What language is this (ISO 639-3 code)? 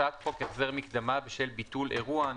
heb